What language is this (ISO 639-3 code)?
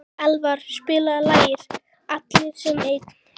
isl